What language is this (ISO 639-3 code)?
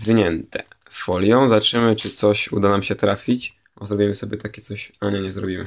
pol